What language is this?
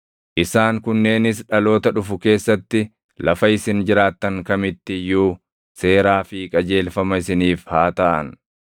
Oromo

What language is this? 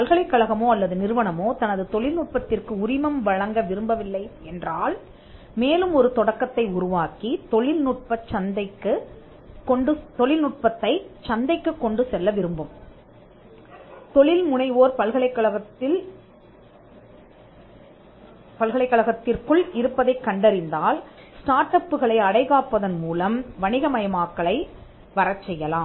Tamil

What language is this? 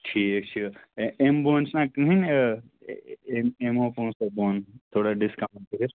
Kashmiri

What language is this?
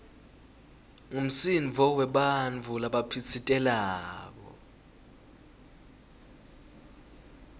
Swati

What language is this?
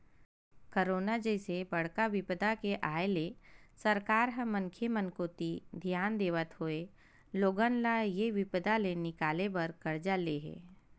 Chhattisgarhi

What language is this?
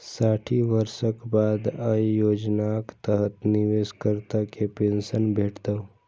Maithili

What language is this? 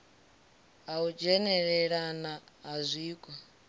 Venda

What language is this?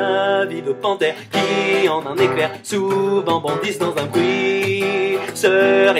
French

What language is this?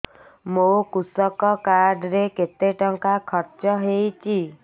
Odia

